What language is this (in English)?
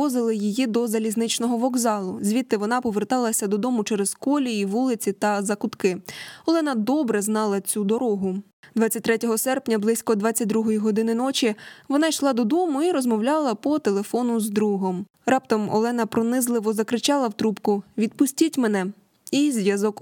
Ukrainian